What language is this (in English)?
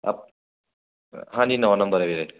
Punjabi